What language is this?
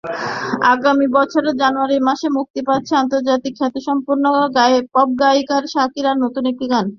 Bangla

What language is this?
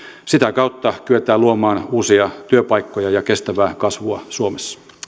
Finnish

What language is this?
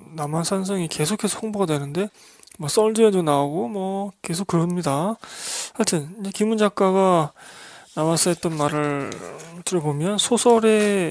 Korean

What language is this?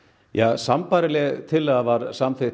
Icelandic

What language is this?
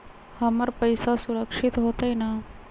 Magahi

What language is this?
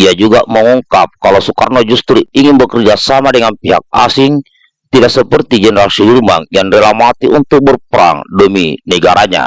Indonesian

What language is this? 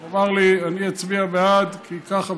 Hebrew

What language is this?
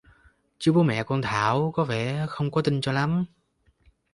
Vietnamese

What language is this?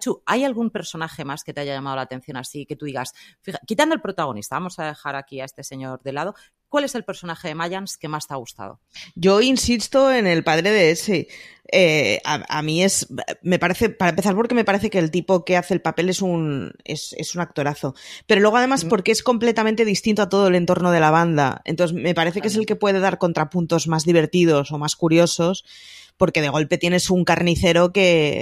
Spanish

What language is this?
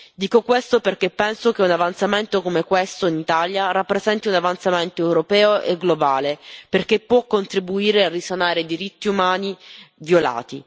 Italian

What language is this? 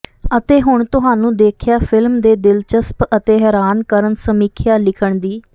Punjabi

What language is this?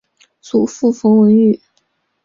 Chinese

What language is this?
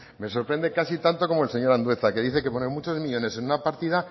Spanish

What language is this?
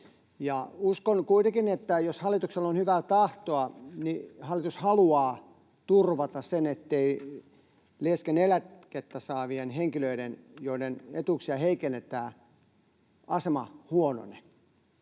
Finnish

